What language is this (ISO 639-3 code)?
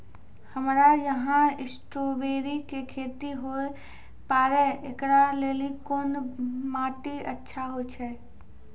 mai